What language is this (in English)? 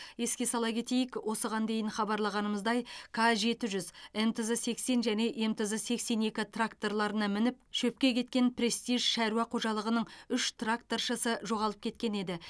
Kazakh